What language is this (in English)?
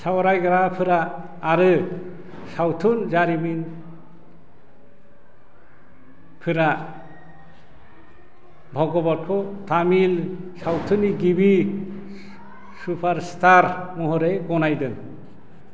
Bodo